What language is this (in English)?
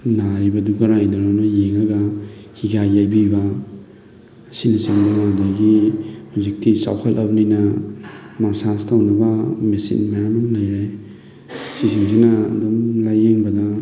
Manipuri